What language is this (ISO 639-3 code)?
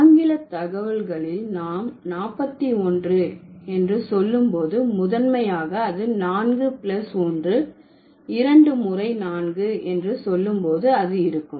tam